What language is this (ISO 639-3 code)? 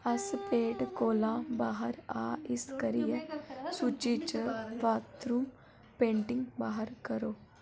doi